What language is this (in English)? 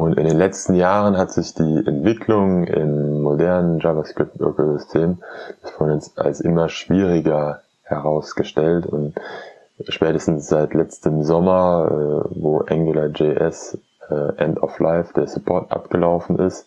German